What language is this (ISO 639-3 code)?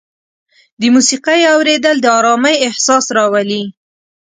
pus